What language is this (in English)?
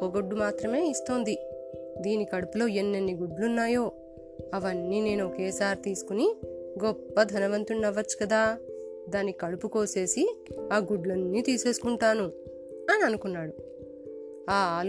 Telugu